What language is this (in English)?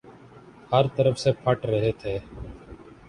Urdu